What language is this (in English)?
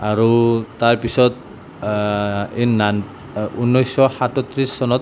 Assamese